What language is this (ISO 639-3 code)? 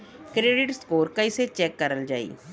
bho